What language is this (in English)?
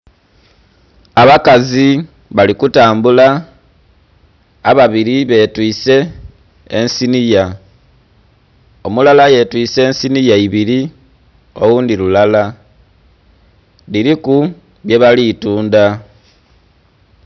Soga